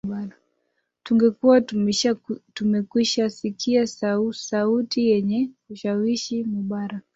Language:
Swahili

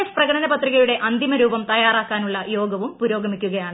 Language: Malayalam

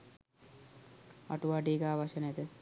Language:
Sinhala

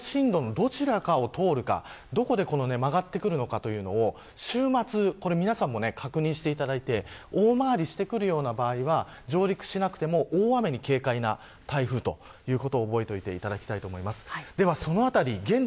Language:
Japanese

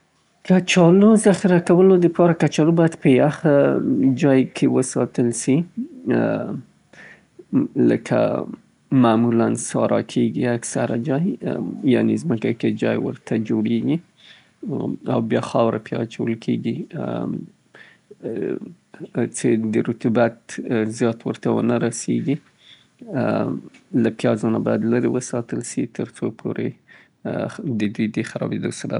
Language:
Southern Pashto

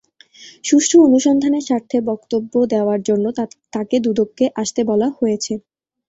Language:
Bangla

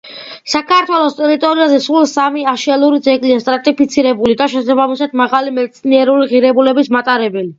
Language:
Georgian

